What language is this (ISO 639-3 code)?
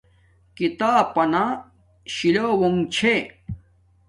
dmk